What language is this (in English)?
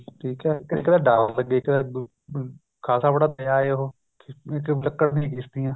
Punjabi